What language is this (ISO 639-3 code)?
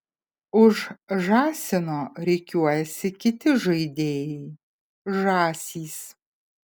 lit